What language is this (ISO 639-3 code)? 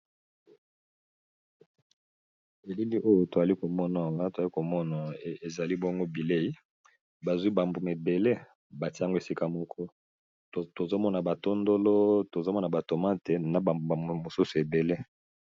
lin